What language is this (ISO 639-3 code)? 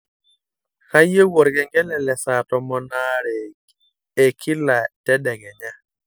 mas